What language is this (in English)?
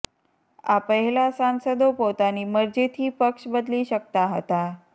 Gujarati